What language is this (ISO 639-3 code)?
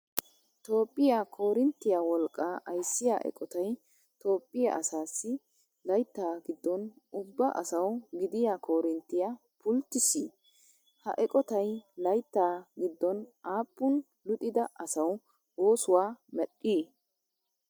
wal